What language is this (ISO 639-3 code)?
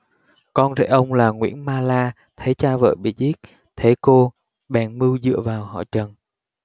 vie